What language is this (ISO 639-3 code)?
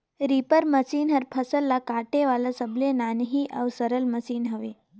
hne